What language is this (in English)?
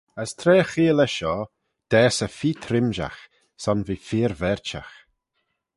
Manx